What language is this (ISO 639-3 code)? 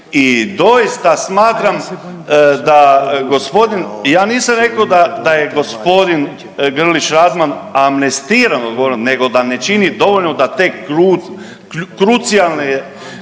hrv